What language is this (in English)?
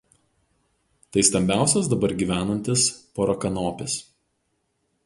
Lithuanian